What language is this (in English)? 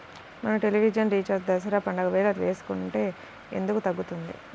Telugu